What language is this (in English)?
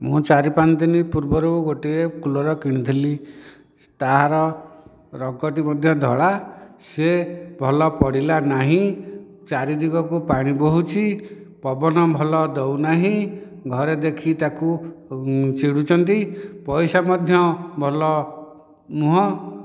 Odia